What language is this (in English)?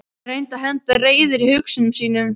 Icelandic